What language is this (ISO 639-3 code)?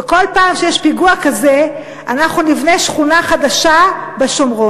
heb